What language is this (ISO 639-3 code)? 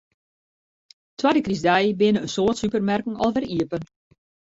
fry